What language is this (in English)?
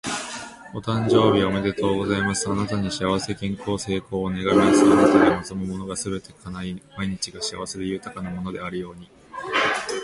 Japanese